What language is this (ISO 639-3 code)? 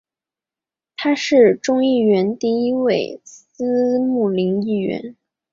zho